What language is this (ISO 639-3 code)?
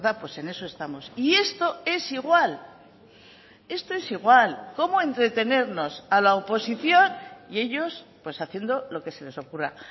spa